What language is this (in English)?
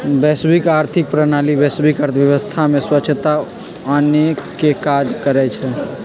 Magahi